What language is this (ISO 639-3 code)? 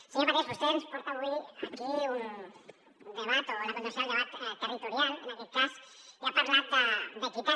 cat